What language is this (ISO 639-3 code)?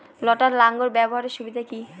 ben